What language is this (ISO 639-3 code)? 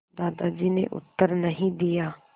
hin